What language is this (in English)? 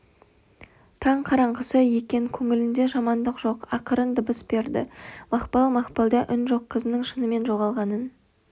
Kazakh